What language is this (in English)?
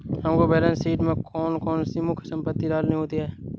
Hindi